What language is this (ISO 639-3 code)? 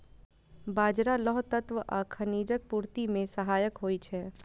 mai